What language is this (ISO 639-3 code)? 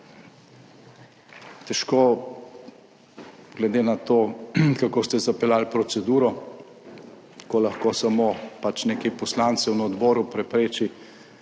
slv